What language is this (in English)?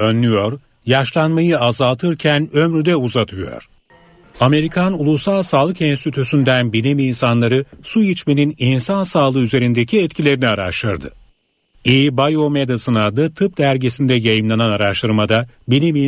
Turkish